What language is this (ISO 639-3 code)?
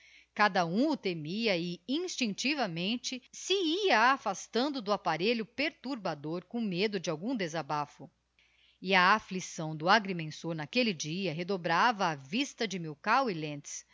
por